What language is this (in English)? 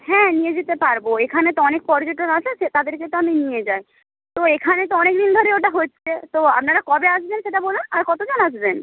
Bangla